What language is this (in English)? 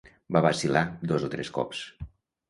Catalan